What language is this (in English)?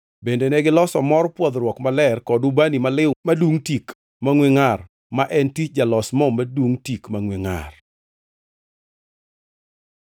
Luo (Kenya and Tanzania)